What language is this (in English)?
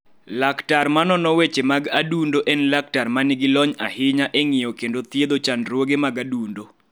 Luo (Kenya and Tanzania)